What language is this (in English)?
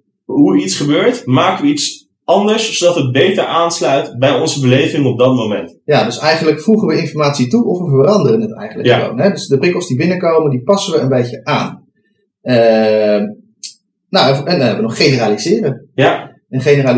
Dutch